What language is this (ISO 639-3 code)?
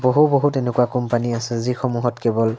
asm